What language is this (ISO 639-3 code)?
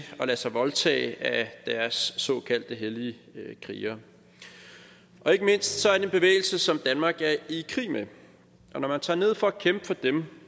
dan